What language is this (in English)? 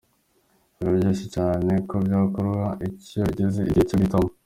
Kinyarwanda